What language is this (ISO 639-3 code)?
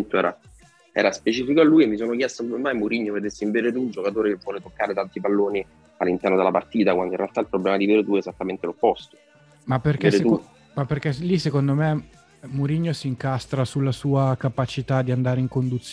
ita